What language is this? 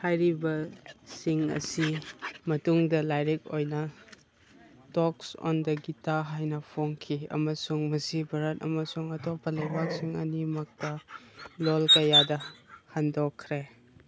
Manipuri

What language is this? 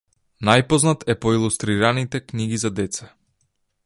Macedonian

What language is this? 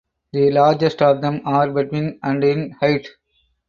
English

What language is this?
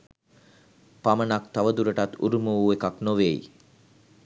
Sinhala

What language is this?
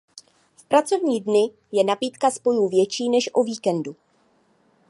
Czech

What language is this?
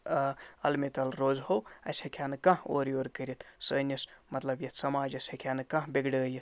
Kashmiri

